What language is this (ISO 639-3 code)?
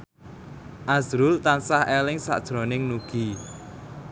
jav